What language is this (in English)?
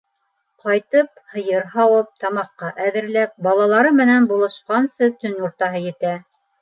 Bashkir